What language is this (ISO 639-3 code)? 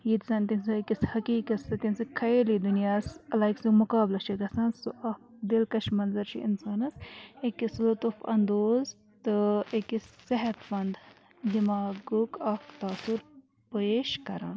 kas